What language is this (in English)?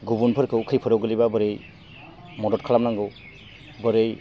Bodo